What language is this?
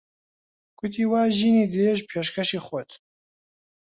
Central Kurdish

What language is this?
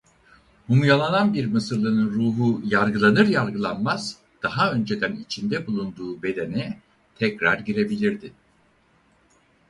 Turkish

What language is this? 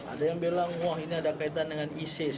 Indonesian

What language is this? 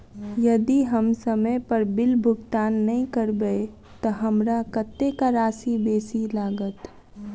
Maithili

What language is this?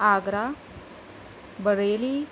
Urdu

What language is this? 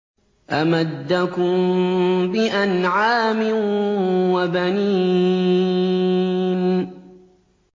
Arabic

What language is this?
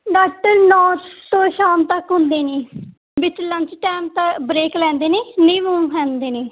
Punjabi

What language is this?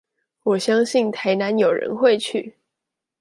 Chinese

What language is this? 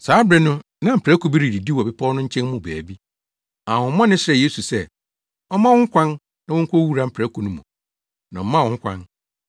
Akan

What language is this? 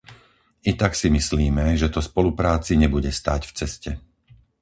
Slovak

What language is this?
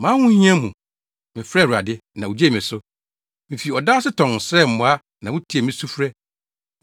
Akan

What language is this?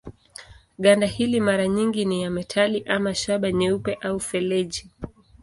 Swahili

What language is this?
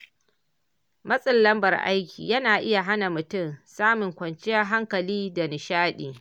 Hausa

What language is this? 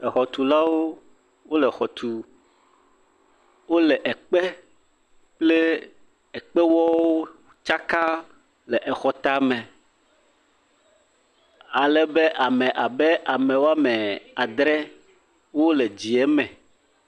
Ewe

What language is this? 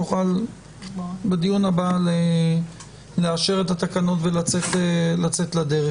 Hebrew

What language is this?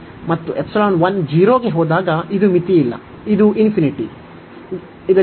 Kannada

